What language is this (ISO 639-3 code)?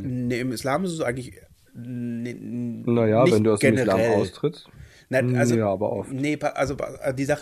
deu